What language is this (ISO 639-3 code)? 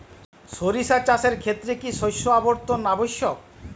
ben